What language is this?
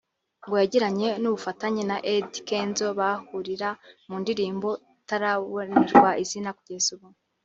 Kinyarwanda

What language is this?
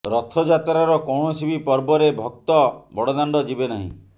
Odia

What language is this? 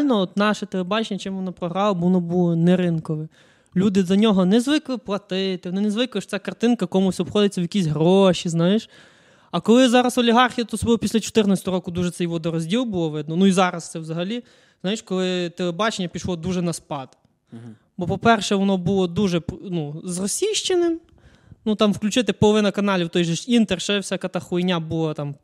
Ukrainian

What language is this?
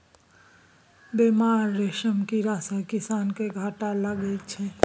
Maithili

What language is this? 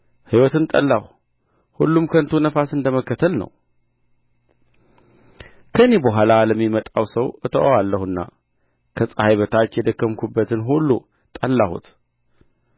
Amharic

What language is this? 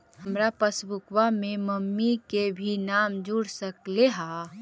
Magahi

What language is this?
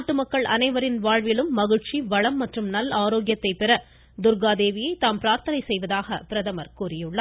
Tamil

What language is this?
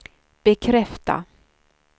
Swedish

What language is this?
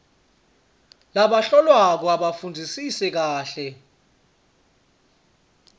Swati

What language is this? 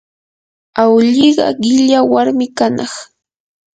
Yanahuanca Pasco Quechua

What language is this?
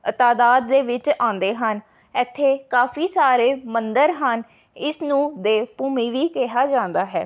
Punjabi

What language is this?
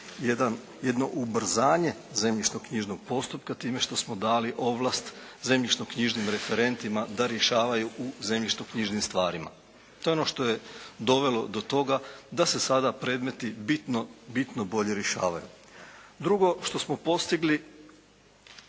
Croatian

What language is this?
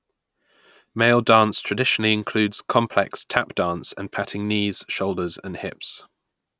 English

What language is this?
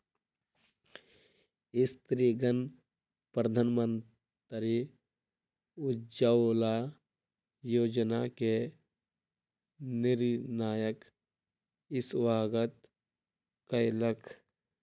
Maithili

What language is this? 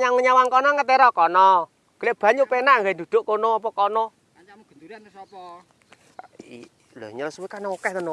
Indonesian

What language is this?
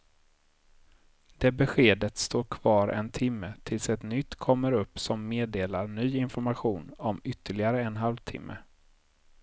Swedish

